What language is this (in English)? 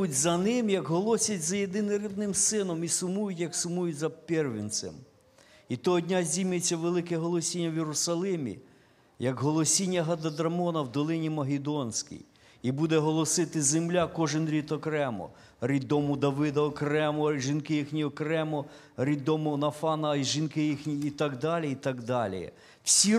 Ukrainian